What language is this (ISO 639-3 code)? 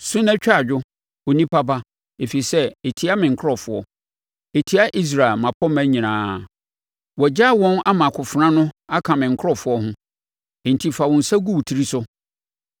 aka